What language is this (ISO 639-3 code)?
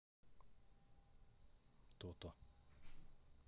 rus